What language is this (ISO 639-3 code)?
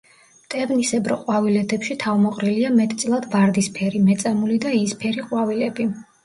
kat